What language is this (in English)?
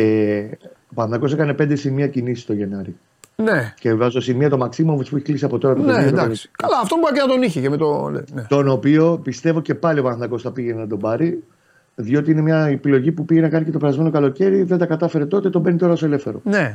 Greek